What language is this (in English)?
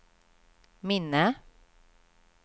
Swedish